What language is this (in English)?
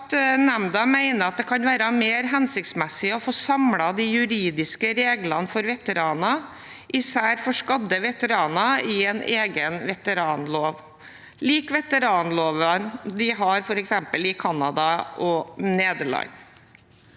Norwegian